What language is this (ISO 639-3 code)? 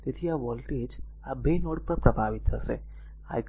guj